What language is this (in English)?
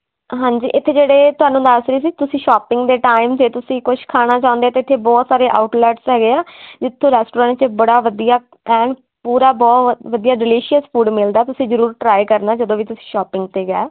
Punjabi